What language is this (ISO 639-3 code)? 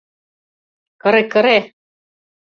chm